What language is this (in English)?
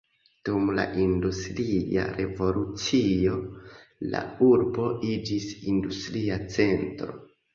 Esperanto